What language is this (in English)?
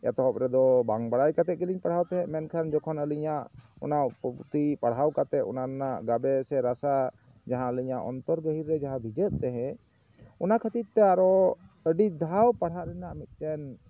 Santali